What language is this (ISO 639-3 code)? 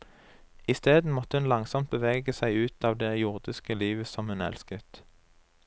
nor